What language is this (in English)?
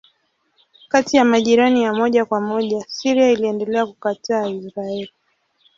Swahili